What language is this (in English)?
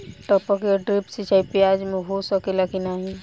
Bhojpuri